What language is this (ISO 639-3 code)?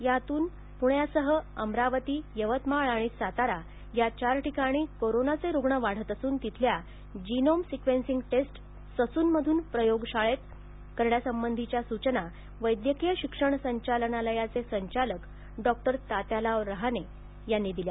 mar